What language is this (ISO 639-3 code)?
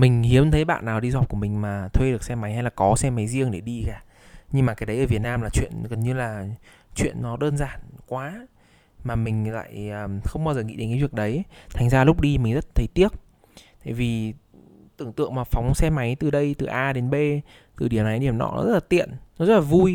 vie